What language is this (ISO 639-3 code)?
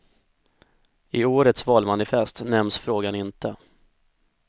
swe